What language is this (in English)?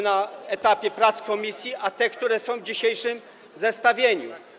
Polish